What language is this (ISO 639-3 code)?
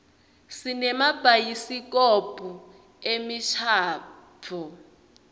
ssw